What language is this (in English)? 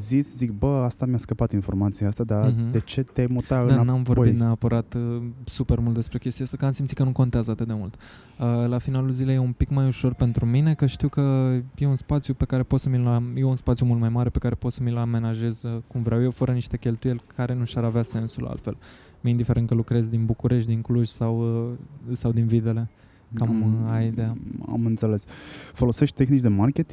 Romanian